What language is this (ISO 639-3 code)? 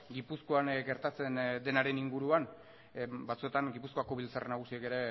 eus